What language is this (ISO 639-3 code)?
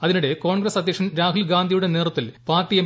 mal